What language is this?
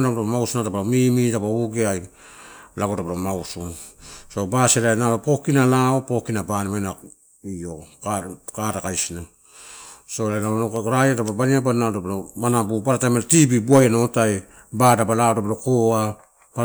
Torau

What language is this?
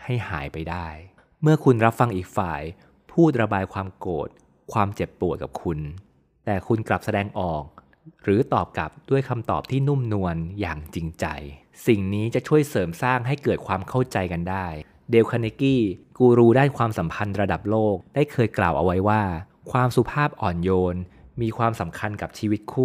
Thai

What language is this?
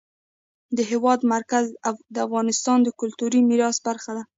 Pashto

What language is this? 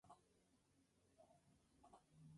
Spanish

